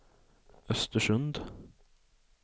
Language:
Swedish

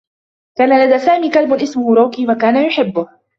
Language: Arabic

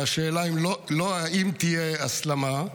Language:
Hebrew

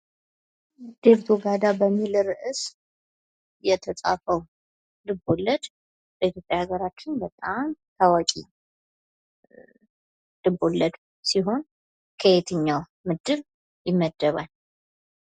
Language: Amharic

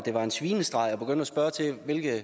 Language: Danish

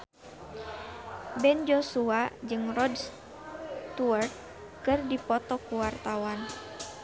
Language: Sundanese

